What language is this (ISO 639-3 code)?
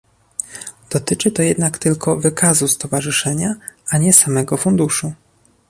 pol